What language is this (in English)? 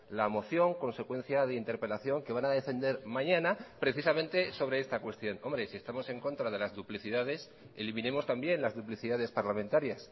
Spanish